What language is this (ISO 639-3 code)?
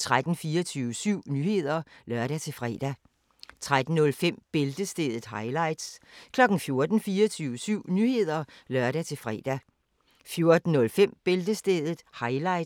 dan